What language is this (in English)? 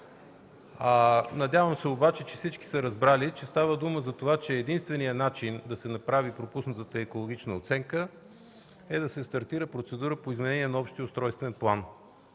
Bulgarian